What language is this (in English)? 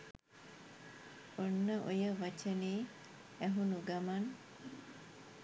Sinhala